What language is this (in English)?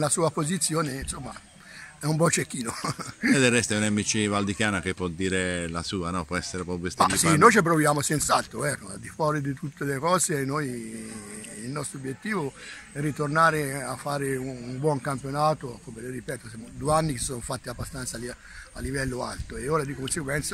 Italian